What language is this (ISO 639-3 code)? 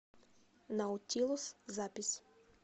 rus